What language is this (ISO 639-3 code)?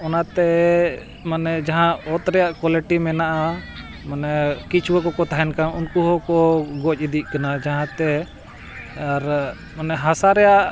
sat